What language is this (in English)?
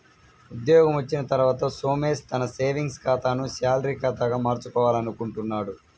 Telugu